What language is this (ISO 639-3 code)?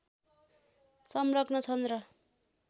nep